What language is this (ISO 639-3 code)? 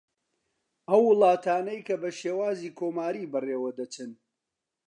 ckb